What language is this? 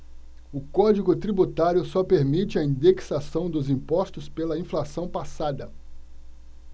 Portuguese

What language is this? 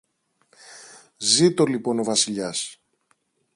Greek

